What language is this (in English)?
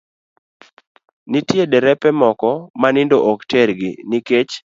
Luo (Kenya and Tanzania)